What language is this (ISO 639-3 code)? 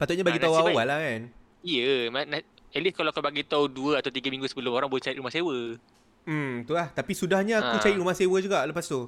msa